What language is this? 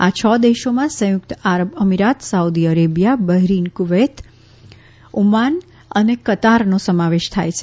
Gujarati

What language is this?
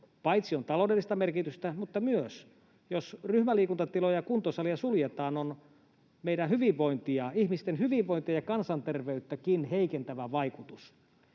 Finnish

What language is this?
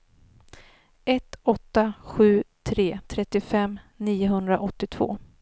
Swedish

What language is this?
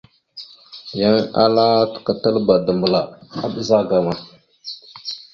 Mada (Cameroon)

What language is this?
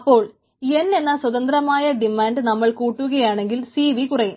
Malayalam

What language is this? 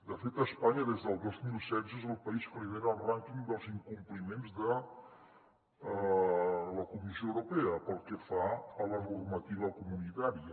Catalan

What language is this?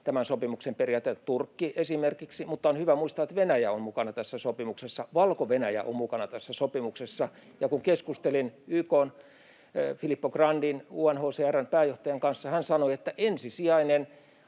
Finnish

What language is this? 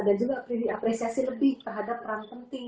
Indonesian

